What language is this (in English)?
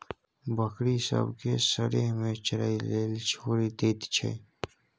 Maithili